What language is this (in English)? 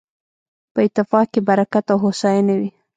Pashto